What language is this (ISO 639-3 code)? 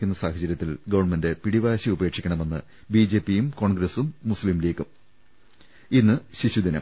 mal